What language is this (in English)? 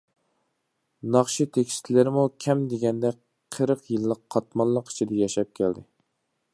Uyghur